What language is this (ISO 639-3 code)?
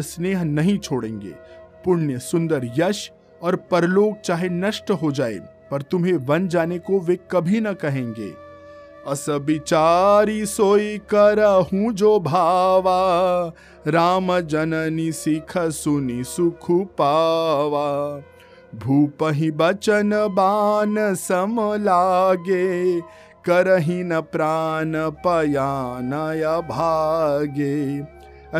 hin